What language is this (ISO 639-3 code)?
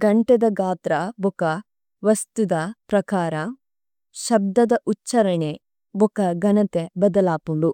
tcy